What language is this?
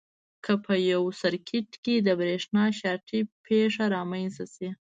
Pashto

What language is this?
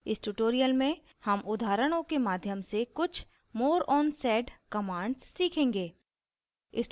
Hindi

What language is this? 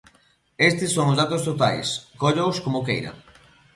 Galician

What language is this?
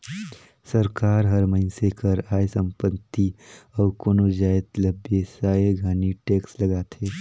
Chhattisgarhi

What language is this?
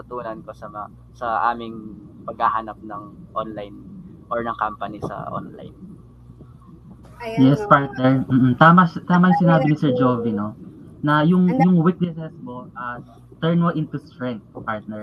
Filipino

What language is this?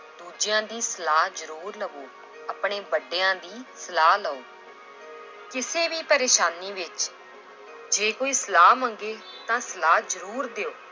Punjabi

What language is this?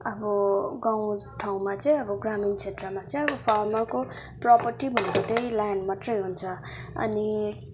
Nepali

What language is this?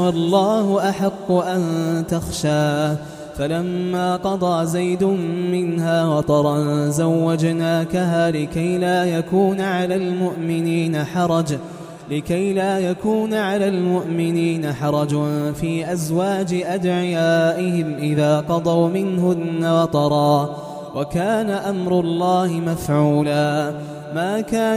Arabic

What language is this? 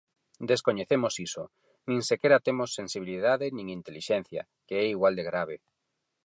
Galician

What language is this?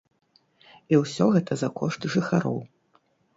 Belarusian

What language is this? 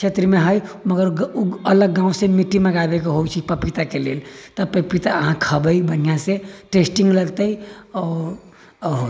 Maithili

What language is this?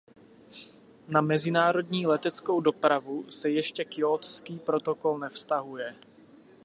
Czech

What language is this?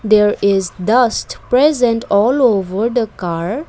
English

